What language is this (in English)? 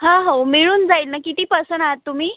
Marathi